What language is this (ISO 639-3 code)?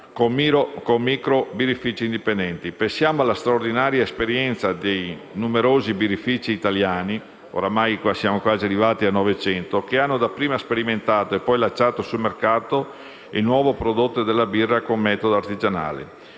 ita